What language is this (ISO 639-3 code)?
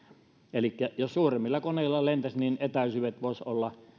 fin